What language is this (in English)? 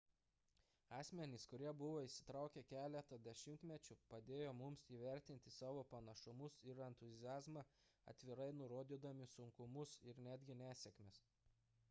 Lithuanian